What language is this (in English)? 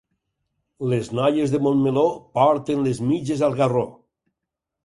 Catalan